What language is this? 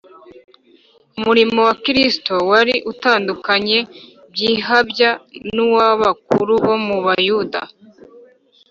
Kinyarwanda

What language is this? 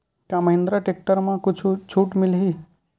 Chhattisgarhi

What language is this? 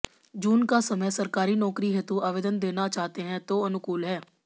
Hindi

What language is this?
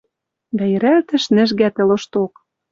Western Mari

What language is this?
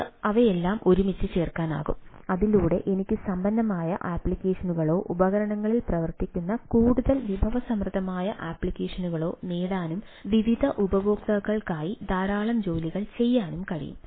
Malayalam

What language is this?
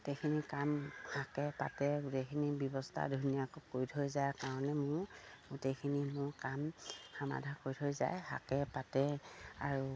Assamese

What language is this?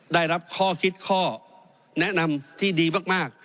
Thai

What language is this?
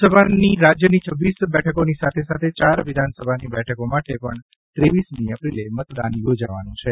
Gujarati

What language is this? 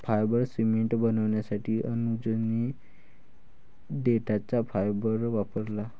Marathi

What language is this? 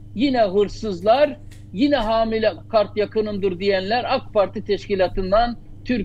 Turkish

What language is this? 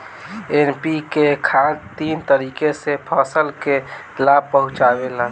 Bhojpuri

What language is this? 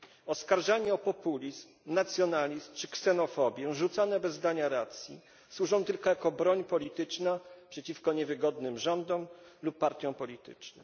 Polish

